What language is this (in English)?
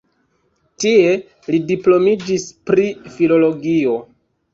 Esperanto